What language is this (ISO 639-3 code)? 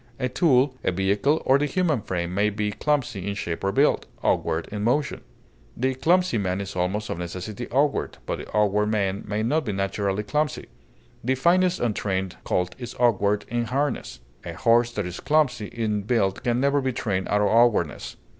eng